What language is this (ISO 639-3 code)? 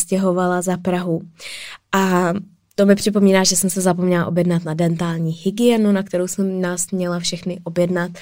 ces